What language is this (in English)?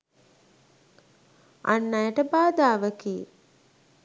Sinhala